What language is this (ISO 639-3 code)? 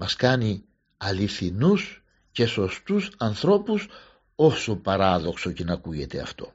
ell